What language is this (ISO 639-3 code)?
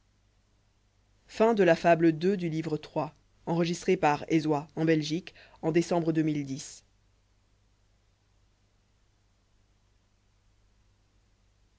fra